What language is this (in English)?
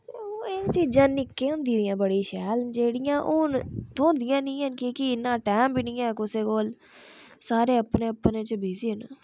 Dogri